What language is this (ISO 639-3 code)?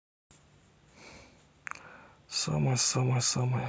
rus